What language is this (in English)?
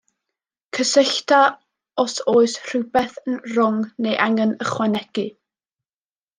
Welsh